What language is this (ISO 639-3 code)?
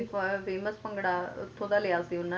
pan